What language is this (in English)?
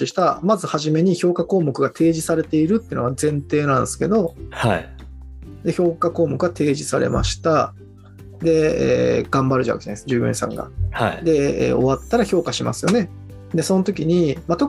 Japanese